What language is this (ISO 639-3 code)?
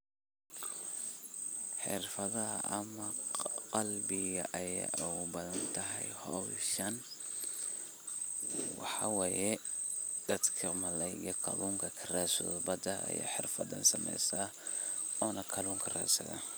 som